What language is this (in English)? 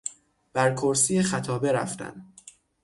Persian